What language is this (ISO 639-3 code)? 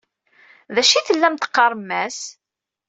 kab